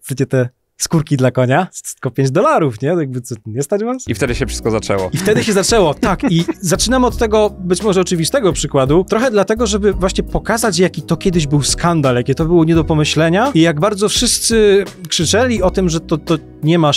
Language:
Polish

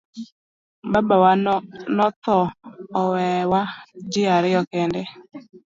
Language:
Luo (Kenya and Tanzania)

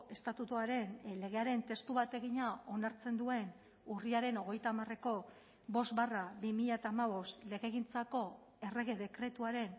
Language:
Basque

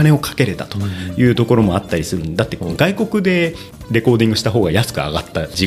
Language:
Japanese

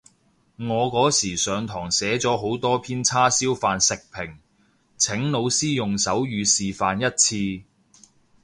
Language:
Cantonese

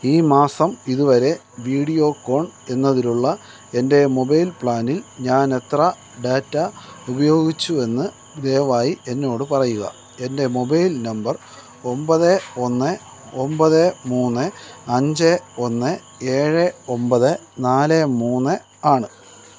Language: Malayalam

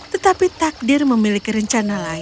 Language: Indonesian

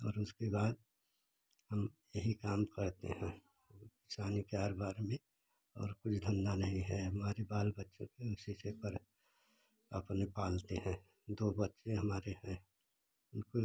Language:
Hindi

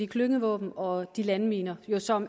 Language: Danish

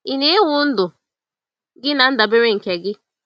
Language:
Igbo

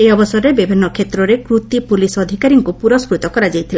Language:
Odia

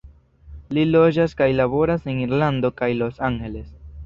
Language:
Esperanto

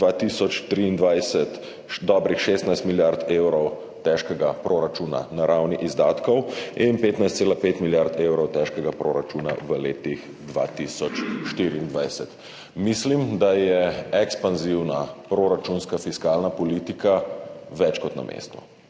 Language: Slovenian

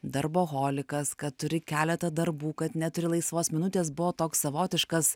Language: Lithuanian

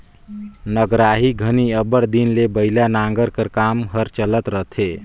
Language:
Chhattisgarhi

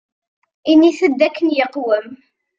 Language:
Kabyle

